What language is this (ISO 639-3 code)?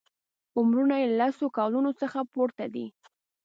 pus